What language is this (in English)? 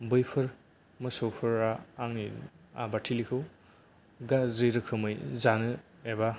Bodo